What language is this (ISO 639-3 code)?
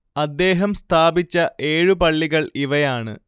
mal